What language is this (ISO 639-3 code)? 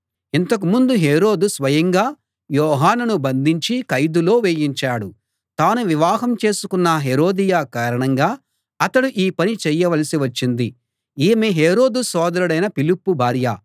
tel